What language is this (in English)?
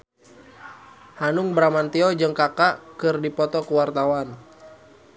Sundanese